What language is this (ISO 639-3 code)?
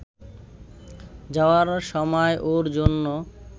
ben